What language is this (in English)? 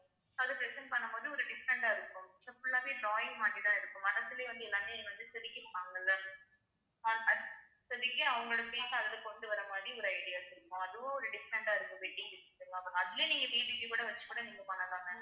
Tamil